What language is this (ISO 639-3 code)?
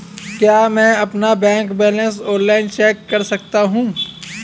hin